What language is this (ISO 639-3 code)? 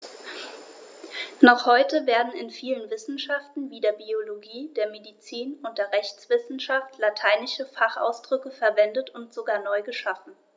deu